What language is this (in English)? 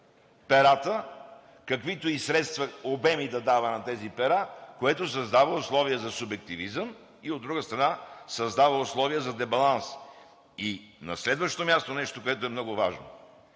Bulgarian